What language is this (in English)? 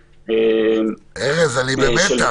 Hebrew